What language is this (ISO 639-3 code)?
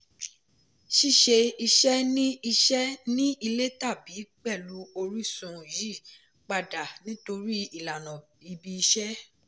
yor